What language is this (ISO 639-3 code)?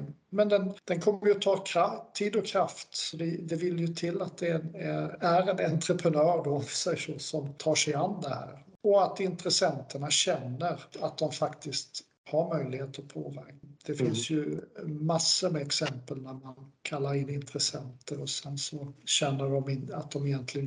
swe